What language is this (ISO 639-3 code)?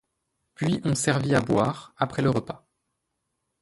fra